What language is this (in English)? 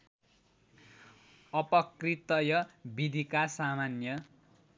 Nepali